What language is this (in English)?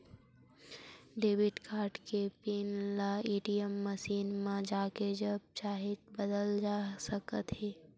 Chhattisgarhi